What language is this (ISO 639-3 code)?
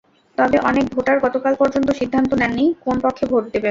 ben